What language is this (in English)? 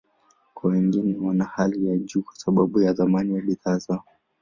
Swahili